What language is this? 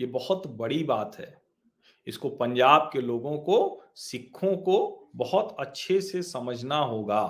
Hindi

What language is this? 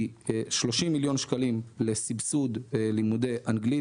Hebrew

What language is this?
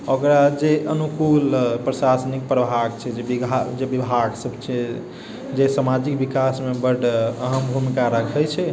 Maithili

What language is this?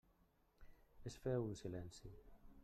Catalan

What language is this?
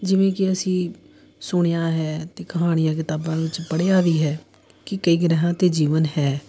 Punjabi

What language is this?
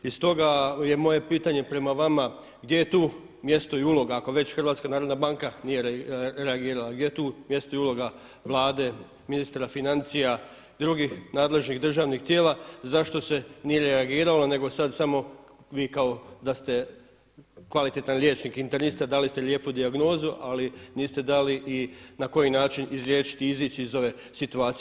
Croatian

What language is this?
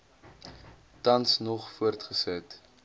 Afrikaans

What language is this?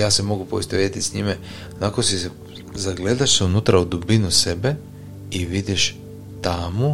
Croatian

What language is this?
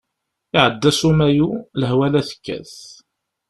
Kabyle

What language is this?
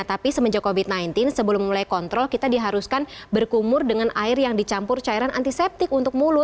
Indonesian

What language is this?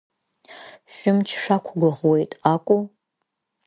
Abkhazian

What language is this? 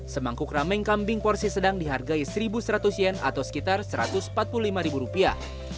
Indonesian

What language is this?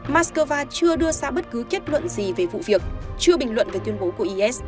Vietnamese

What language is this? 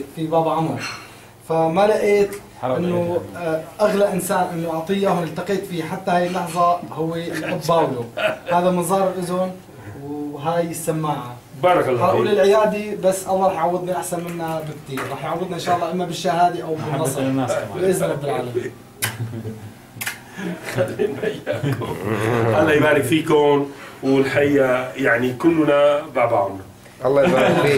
Arabic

